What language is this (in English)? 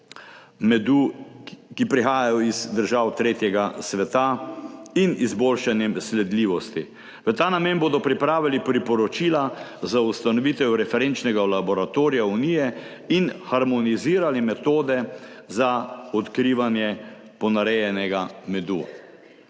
Slovenian